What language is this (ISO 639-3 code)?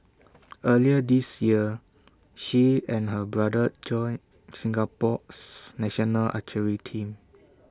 eng